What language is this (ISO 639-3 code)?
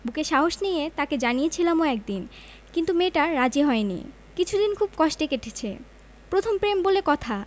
ben